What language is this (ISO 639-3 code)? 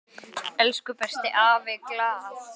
isl